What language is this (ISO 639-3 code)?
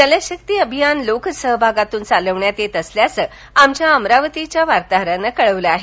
mar